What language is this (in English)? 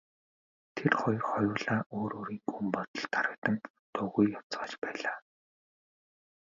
Mongolian